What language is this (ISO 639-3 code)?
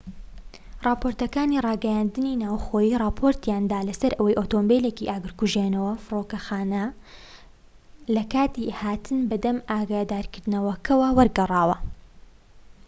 ckb